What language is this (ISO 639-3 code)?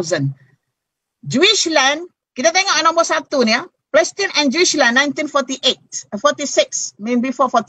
msa